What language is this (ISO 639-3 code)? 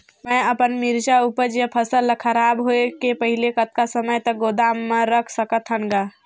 hne